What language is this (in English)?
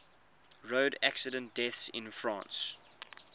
English